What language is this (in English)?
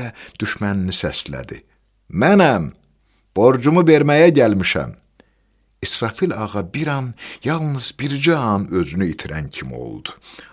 Turkish